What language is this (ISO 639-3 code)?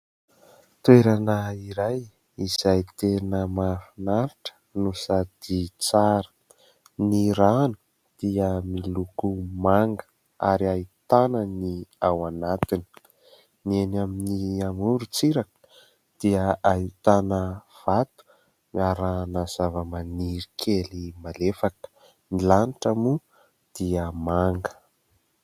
mlg